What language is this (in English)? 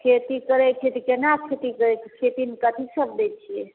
Maithili